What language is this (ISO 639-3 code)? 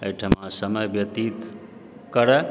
mai